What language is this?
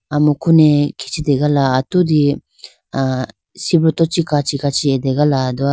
Idu-Mishmi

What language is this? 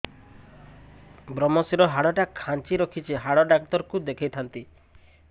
Odia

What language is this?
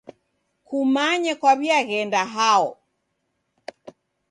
Taita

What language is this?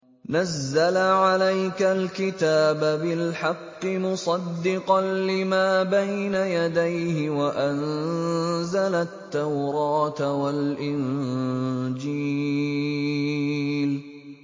Arabic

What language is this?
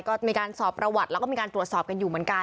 Thai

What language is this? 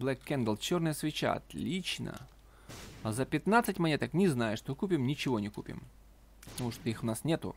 Russian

